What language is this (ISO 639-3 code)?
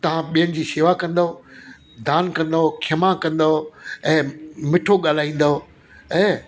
snd